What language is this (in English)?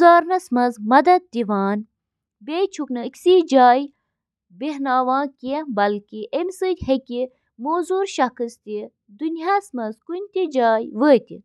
Kashmiri